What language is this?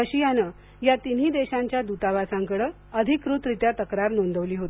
Marathi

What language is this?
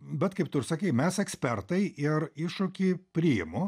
Lithuanian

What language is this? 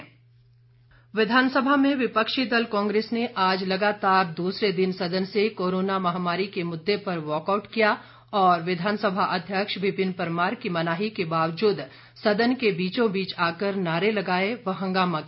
Hindi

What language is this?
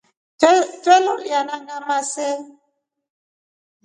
Rombo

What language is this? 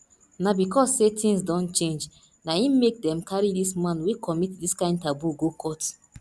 Nigerian Pidgin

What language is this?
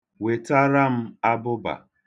Igbo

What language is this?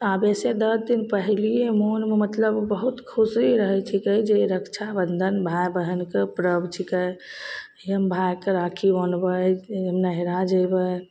Maithili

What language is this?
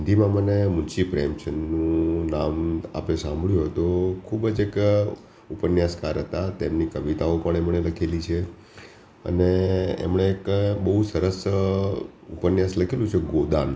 Gujarati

